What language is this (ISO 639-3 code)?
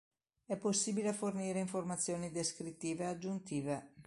ita